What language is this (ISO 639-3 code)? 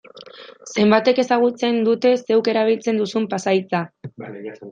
eus